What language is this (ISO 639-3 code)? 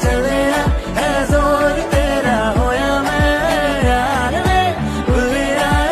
ara